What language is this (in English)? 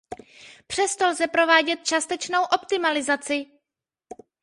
Czech